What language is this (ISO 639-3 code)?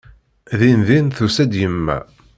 kab